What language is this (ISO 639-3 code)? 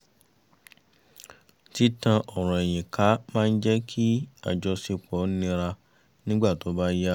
yor